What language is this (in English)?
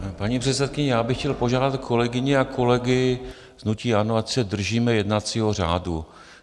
Czech